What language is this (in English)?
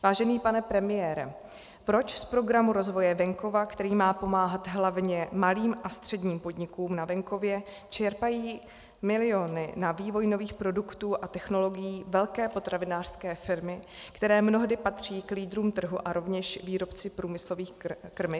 Czech